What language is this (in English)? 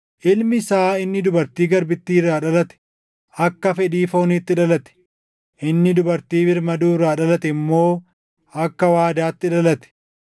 Oromo